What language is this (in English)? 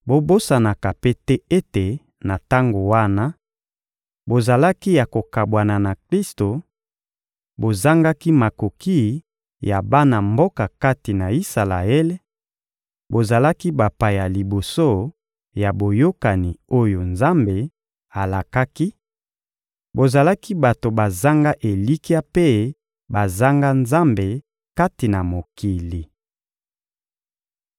Lingala